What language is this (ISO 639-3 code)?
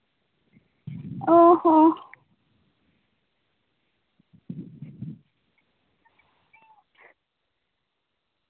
sat